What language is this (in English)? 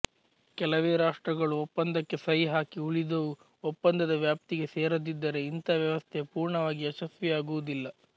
Kannada